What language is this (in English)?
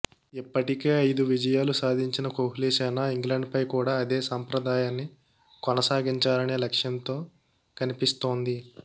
Telugu